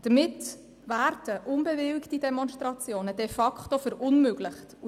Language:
Swiss German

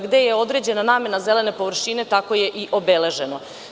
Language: Serbian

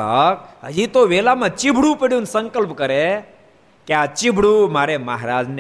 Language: Gujarati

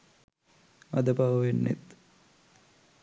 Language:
Sinhala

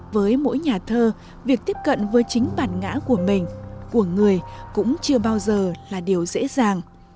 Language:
Vietnamese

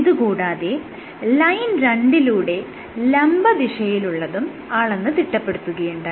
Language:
Malayalam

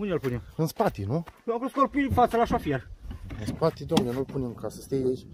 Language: Romanian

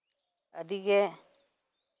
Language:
Santali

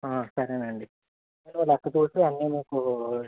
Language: Telugu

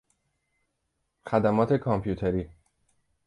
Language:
Persian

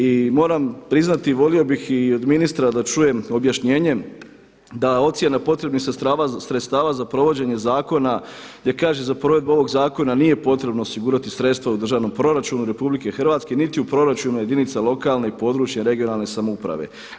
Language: Croatian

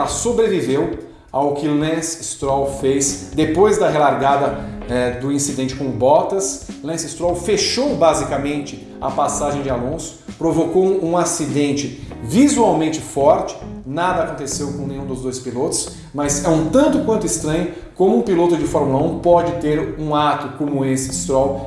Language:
Portuguese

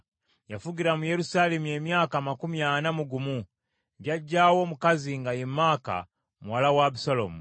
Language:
Ganda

